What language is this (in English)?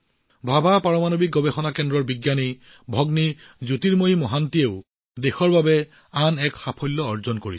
Assamese